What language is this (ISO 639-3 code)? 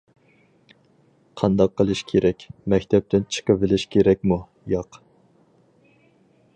uig